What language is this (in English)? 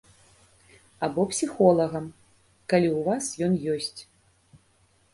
Belarusian